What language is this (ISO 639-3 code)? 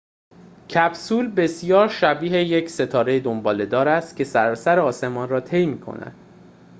fas